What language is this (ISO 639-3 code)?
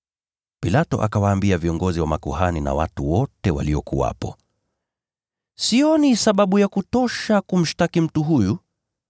swa